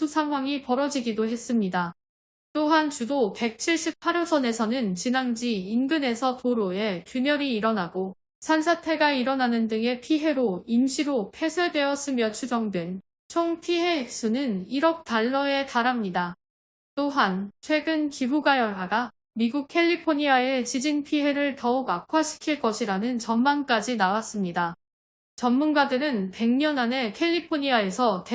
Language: Korean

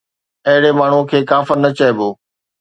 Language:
Sindhi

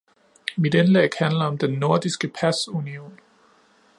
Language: Danish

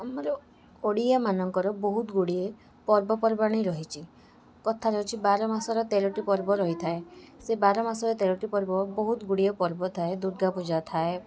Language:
Odia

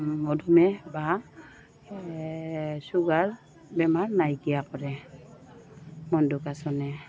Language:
Assamese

